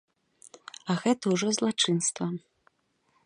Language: Belarusian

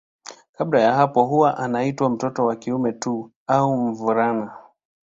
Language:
Swahili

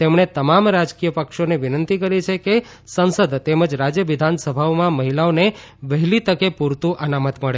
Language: Gujarati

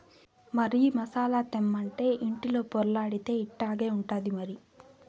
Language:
Telugu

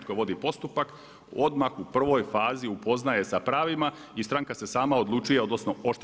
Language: Croatian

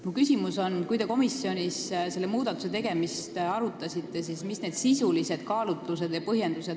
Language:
Estonian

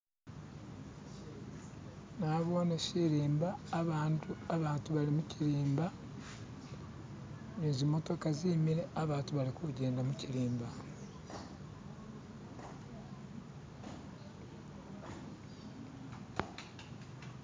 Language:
Masaaba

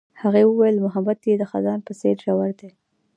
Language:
Pashto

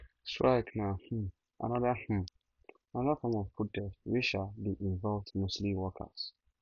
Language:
Nigerian Pidgin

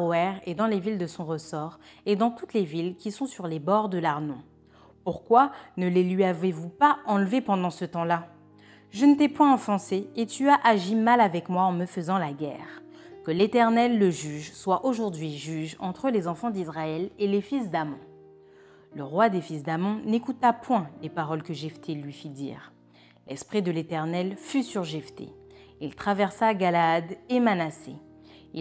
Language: French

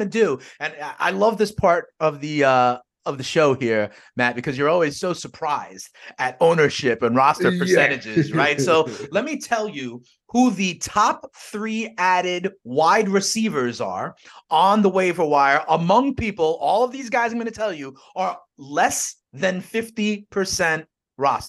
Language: English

